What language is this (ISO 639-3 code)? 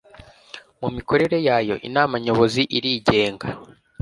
kin